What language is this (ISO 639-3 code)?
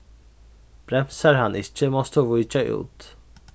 fao